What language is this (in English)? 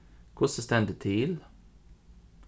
Faroese